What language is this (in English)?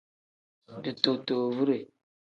Tem